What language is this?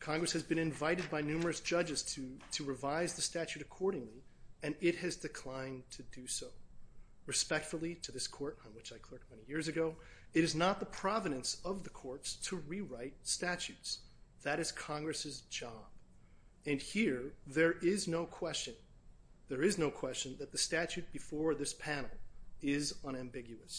English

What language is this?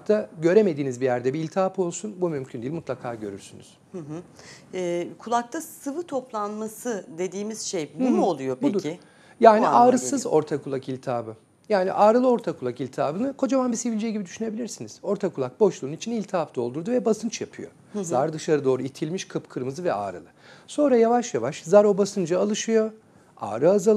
Turkish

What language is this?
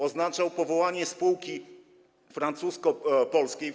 Polish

